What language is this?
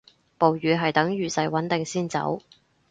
Cantonese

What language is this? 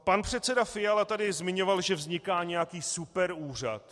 Czech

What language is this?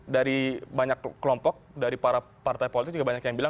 Indonesian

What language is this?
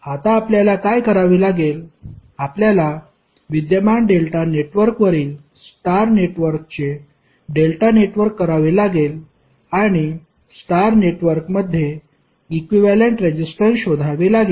Marathi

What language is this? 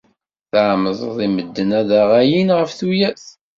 Kabyle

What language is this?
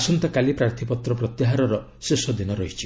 Odia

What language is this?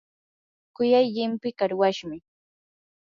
Yanahuanca Pasco Quechua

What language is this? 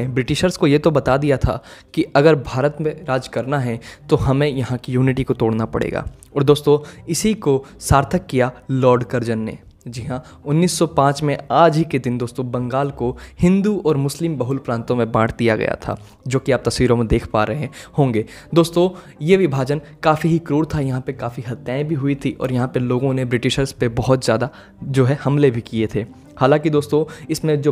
Hindi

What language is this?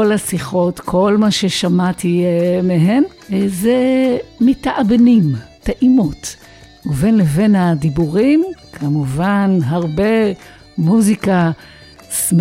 Hebrew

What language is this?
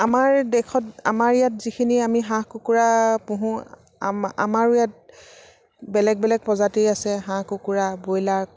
Assamese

